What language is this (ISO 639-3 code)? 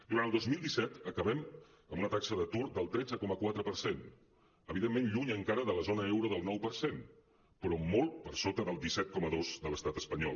cat